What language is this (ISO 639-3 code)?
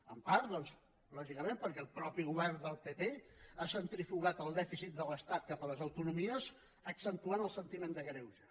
cat